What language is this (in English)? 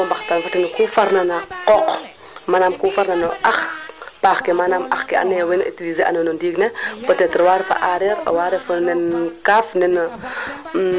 Serer